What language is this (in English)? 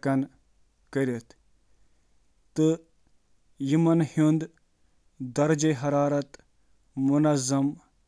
Kashmiri